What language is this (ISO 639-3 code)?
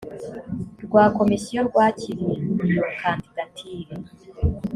kin